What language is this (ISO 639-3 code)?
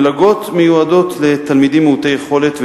heb